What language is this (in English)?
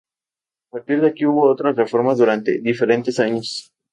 Spanish